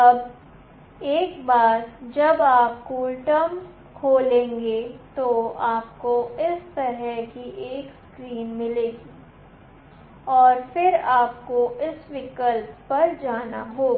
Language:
Hindi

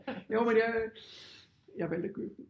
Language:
Danish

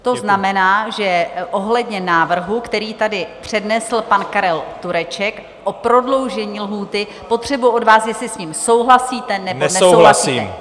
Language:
Czech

